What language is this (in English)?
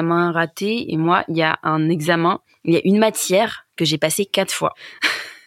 French